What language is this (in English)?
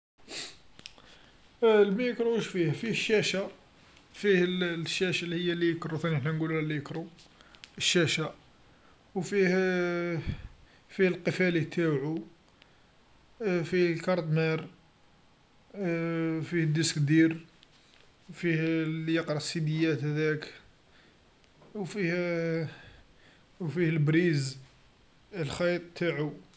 Algerian Arabic